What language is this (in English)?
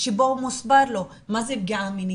Hebrew